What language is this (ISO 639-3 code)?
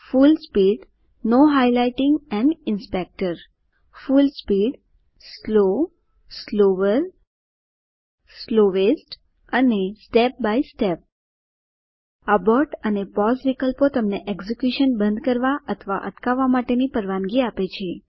guj